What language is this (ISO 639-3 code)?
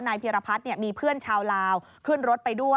tha